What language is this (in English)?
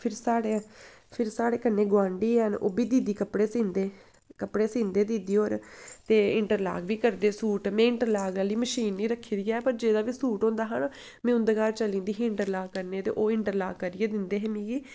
Dogri